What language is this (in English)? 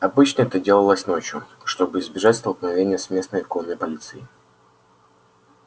Russian